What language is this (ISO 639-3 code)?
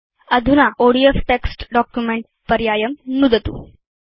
san